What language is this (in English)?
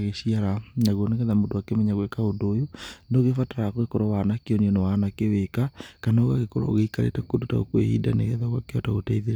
Kikuyu